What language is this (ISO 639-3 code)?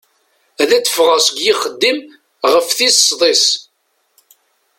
kab